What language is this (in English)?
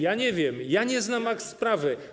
Polish